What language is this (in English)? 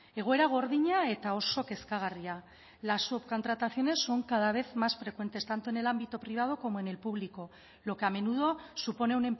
Spanish